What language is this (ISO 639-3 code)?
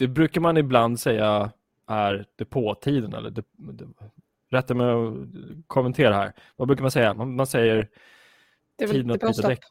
swe